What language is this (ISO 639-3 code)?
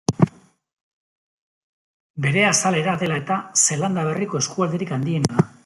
eus